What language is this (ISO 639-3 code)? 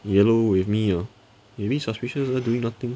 eng